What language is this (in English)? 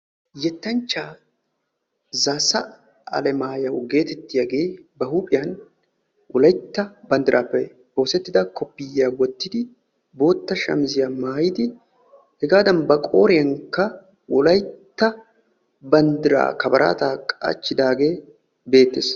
Wolaytta